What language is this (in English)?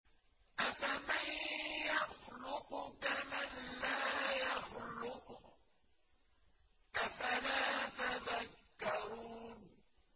Arabic